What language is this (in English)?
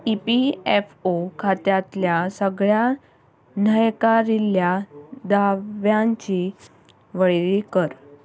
Konkani